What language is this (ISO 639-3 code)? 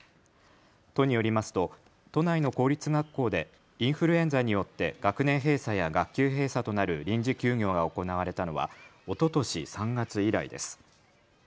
jpn